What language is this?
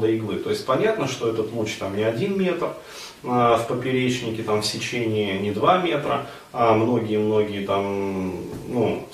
Russian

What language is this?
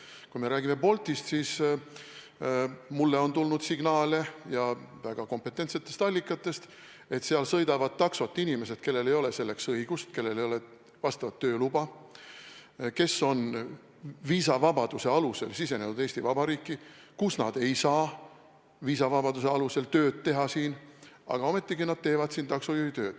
Estonian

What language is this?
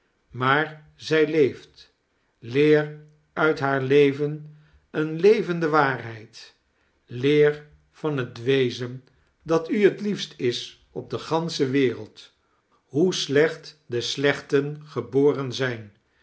Dutch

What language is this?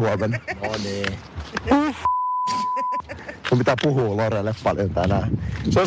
Finnish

